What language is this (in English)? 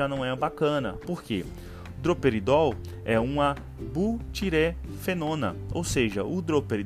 Portuguese